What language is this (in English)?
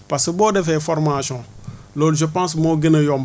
Wolof